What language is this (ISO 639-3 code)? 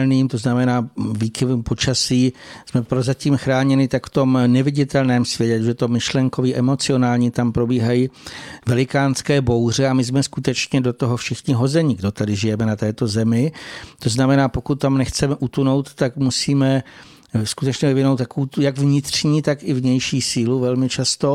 ces